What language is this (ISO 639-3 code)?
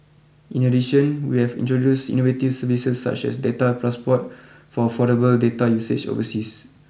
eng